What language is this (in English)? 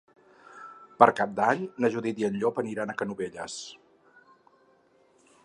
Catalan